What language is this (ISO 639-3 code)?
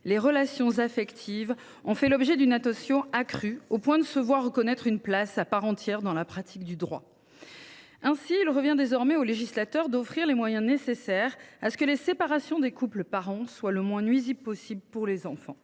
fra